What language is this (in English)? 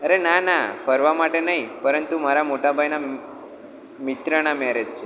Gujarati